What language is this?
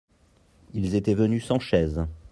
French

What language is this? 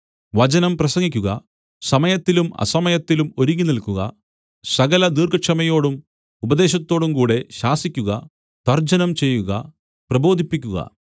Malayalam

